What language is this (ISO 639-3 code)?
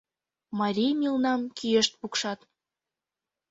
chm